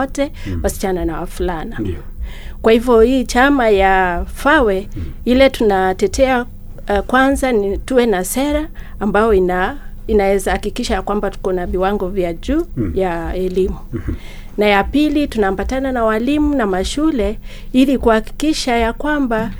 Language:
Swahili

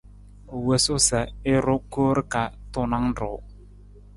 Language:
Nawdm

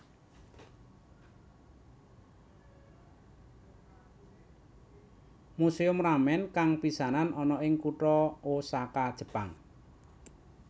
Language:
Javanese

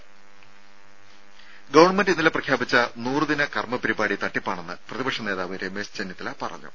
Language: Malayalam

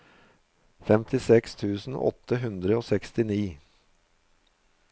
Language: Norwegian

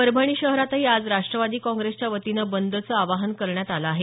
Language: Marathi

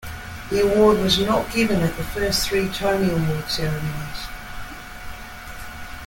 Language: English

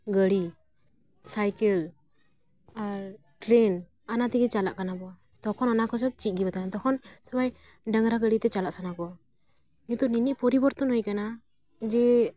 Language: Santali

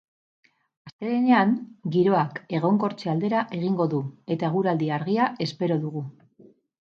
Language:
Basque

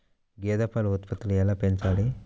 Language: Telugu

